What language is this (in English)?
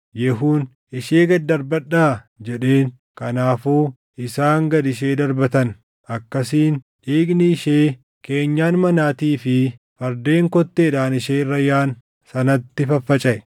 Oromo